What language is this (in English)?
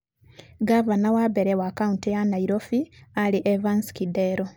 Kikuyu